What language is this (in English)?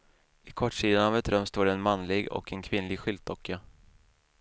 Swedish